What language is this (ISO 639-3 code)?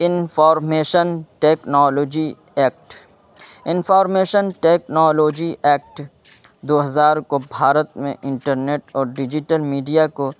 urd